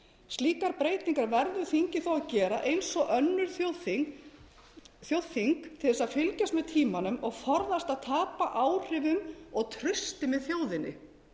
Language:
Icelandic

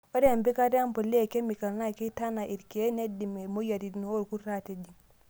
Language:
Masai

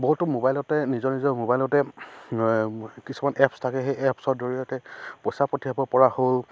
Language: Assamese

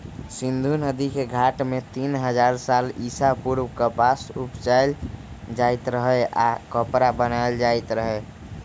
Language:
Magahi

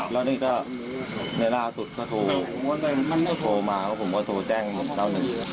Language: Thai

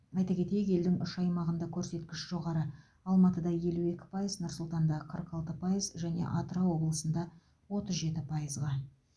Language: Kazakh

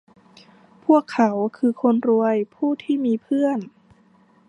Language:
Thai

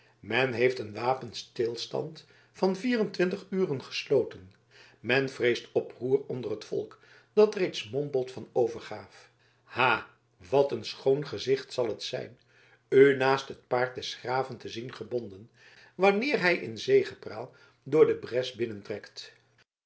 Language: Dutch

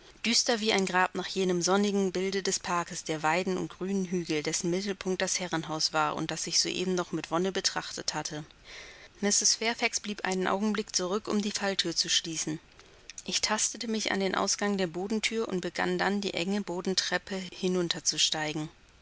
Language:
German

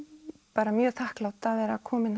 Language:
Icelandic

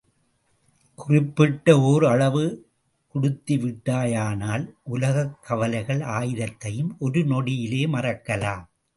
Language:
Tamil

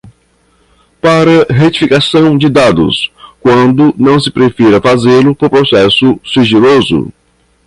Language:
Portuguese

